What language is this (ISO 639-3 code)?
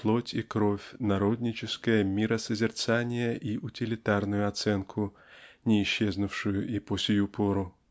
rus